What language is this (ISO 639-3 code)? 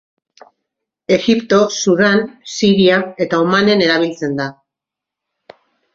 eus